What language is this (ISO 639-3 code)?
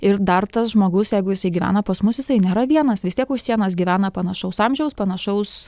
lit